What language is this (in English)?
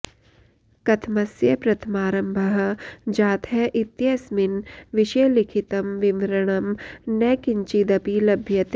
Sanskrit